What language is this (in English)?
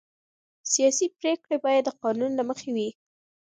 Pashto